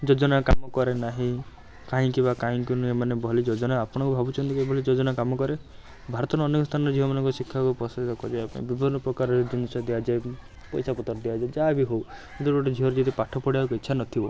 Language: Odia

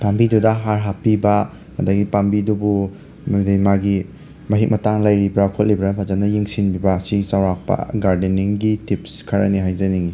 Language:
Manipuri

